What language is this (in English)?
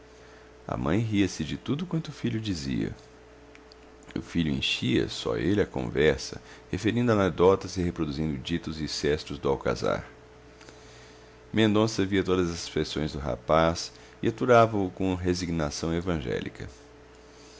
Portuguese